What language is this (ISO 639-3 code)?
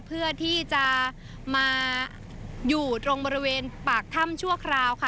tha